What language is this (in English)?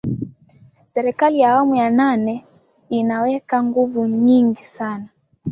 Swahili